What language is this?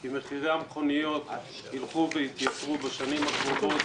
Hebrew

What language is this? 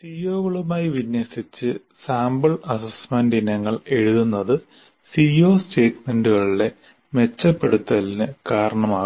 Malayalam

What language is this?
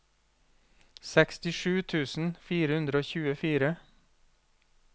Norwegian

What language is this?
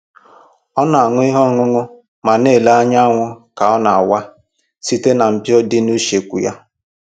Igbo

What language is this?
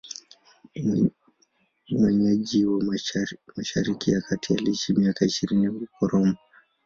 Swahili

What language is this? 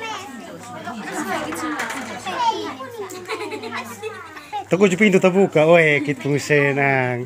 Romanian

